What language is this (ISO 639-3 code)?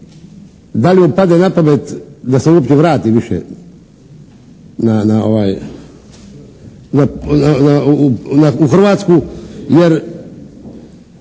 hrv